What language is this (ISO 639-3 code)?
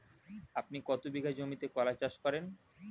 ben